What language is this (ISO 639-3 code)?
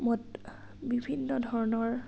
asm